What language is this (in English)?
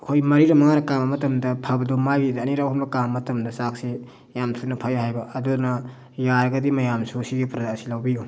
Manipuri